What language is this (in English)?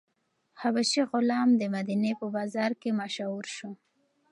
Pashto